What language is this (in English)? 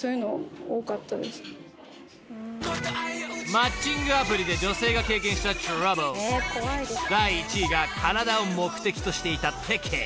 Japanese